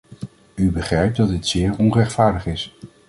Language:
Dutch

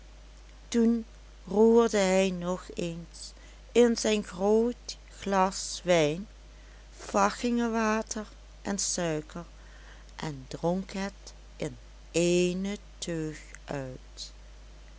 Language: Dutch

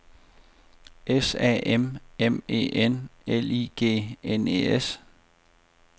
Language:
Danish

